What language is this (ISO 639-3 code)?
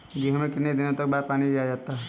hin